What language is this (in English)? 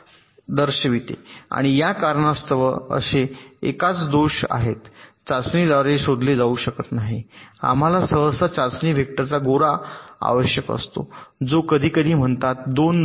Marathi